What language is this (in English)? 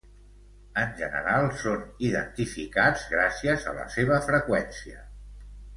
Catalan